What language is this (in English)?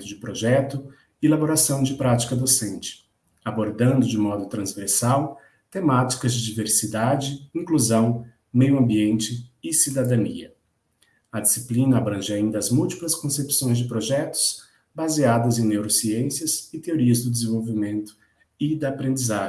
Portuguese